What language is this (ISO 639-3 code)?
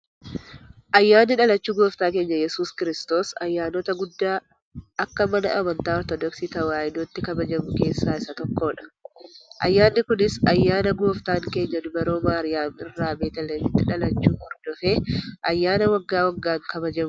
orm